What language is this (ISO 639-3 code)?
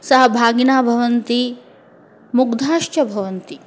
san